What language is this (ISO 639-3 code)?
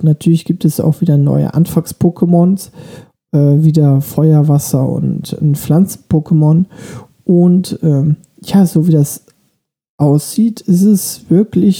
deu